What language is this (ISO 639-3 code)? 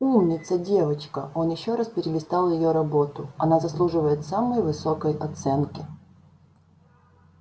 rus